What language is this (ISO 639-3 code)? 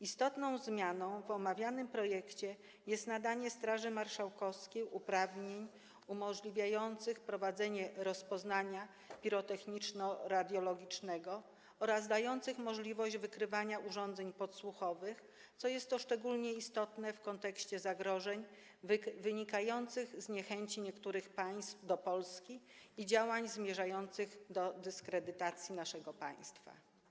pol